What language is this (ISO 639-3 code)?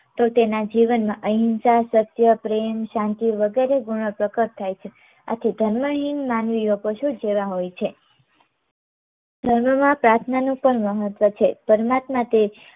guj